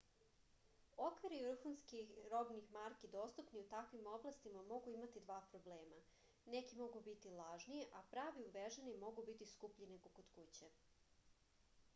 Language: Serbian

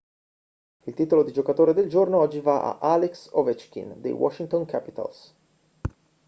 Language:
Italian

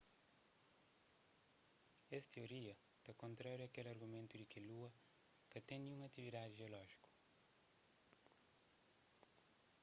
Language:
Kabuverdianu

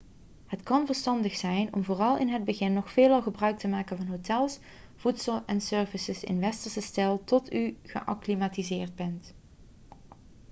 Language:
Dutch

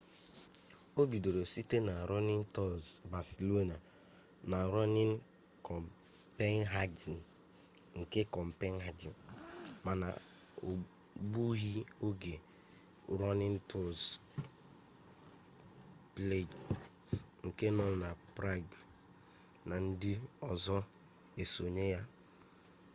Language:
Igbo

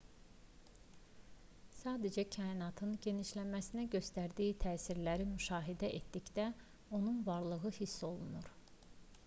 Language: Azerbaijani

